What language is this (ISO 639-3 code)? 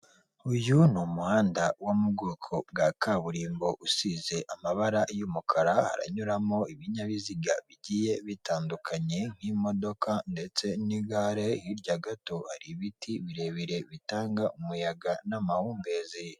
kin